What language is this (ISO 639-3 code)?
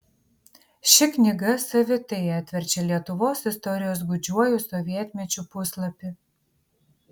lit